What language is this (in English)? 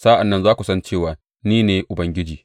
Hausa